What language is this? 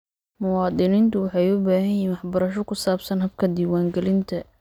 Somali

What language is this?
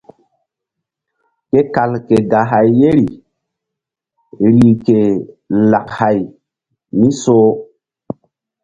Mbum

